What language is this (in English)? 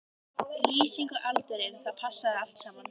Icelandic